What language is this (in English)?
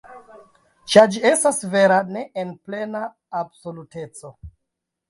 Esperanto